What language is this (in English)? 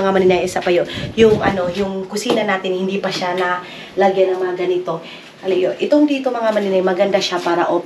Filipino